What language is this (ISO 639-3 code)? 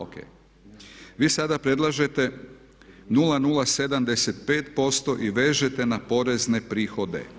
hrv